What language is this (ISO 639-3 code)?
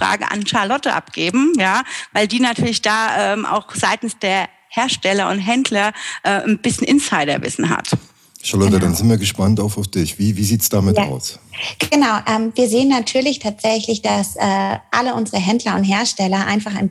deu